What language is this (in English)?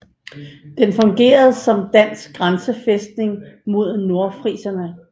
Danish